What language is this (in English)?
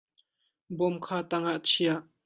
Hakha Chin